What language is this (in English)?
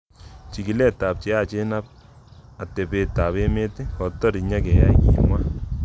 Kalenjin